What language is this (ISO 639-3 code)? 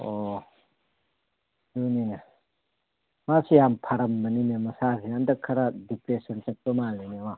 mni